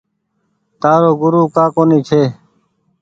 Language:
Goaria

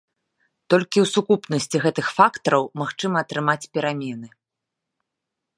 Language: Belarusian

